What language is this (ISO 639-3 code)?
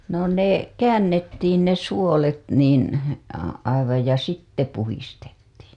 fin